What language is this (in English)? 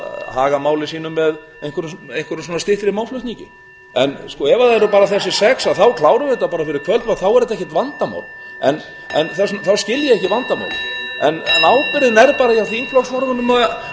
Icelandic